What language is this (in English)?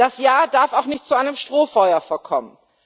German